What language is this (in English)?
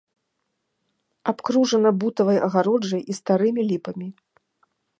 Belarusian